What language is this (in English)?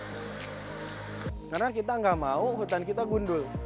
Indonesian